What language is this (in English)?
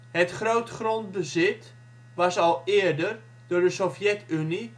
Dutch